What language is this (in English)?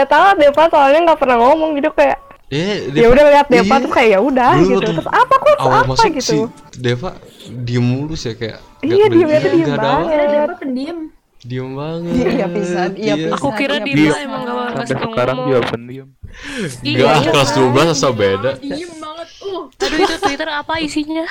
Indonesian